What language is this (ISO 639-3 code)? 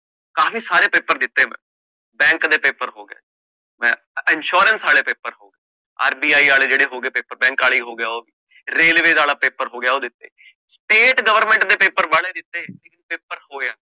pan